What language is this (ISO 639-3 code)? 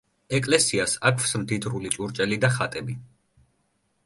kat